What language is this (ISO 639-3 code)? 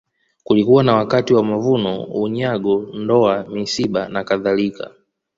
swa